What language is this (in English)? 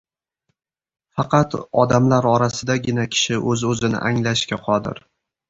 Uzbek